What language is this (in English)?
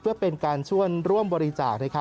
Thai